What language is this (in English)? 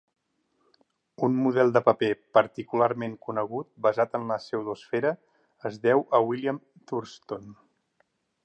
Catalan